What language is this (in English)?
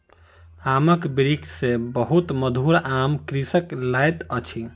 Maithili